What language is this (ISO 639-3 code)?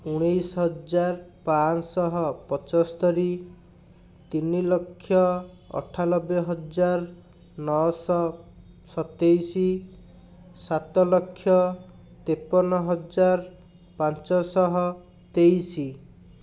ori